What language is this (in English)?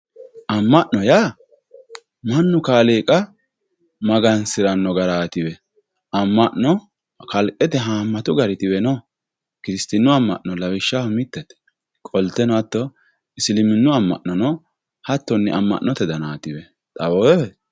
Sidamo